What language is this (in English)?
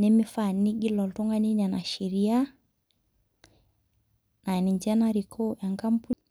Masai